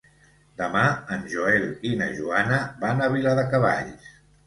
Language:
Catalan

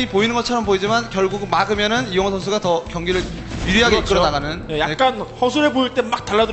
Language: Korean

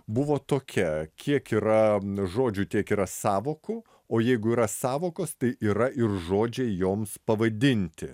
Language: Lithuanian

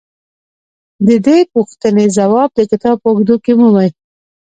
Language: Pashto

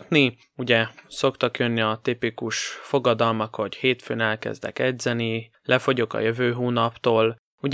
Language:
Hungarian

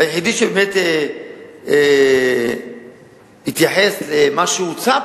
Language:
Hebrew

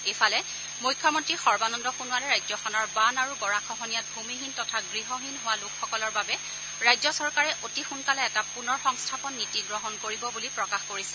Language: Assamese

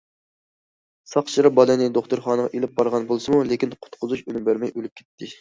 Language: Uyghur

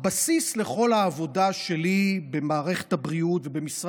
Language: Hebrew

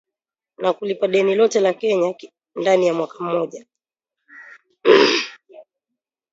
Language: Swahili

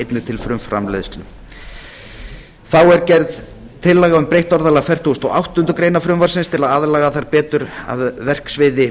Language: Icelandic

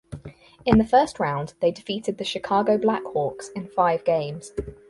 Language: English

